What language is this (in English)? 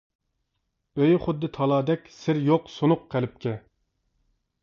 Uyghur